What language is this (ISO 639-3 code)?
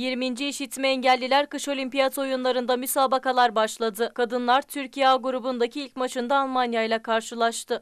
tur